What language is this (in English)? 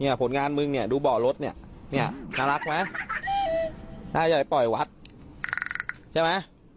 Thai